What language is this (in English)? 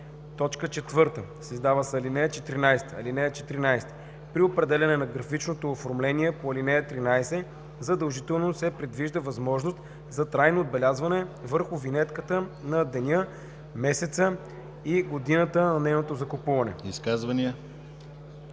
Bulgarian